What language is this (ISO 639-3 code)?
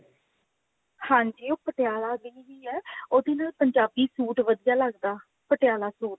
pan